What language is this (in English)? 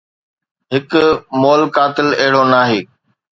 Sindhi